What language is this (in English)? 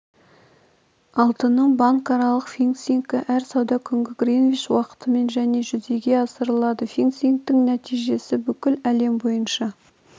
Kazakh